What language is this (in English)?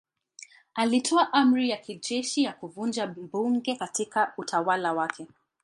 Swahili